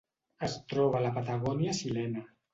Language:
Catalan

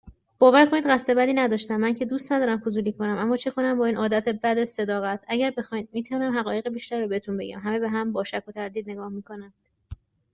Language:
Persian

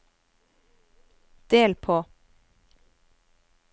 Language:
Norwegian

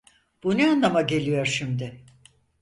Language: Turkish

